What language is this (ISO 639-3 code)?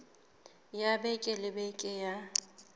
sot